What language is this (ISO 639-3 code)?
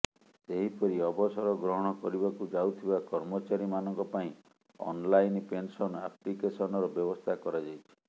ori